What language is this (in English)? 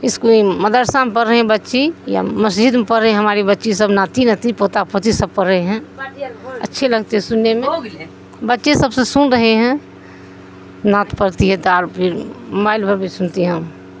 Urdu